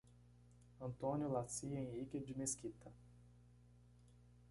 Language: Portuguese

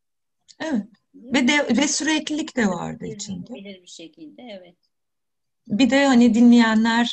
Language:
Turkish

